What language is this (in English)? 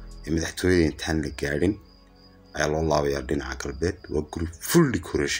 Arabic